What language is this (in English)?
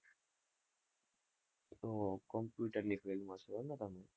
Gujarati